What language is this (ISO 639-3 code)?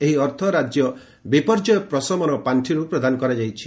ori